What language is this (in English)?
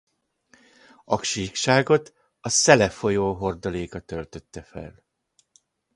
Hungarian